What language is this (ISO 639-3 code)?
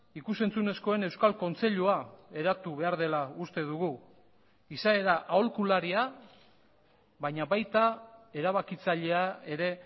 eus